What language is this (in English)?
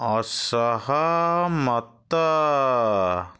Odia